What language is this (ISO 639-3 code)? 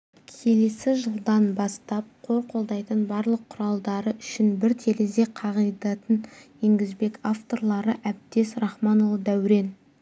kaz